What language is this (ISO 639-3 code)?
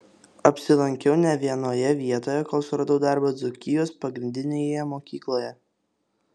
lit